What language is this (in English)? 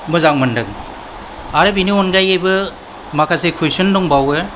Bodo